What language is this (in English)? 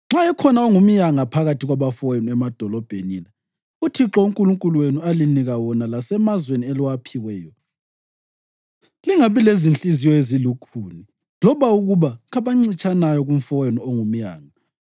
North Ndebele